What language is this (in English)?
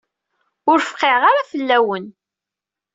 Kabyle